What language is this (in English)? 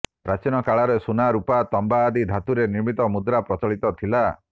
Odia